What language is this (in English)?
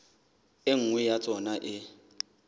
Southern Sotho